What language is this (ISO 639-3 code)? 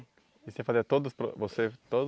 por